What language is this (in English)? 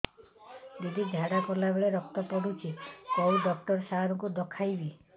Odia